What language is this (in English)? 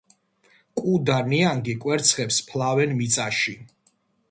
Georgian